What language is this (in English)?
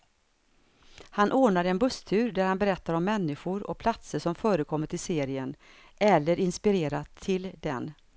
Swedish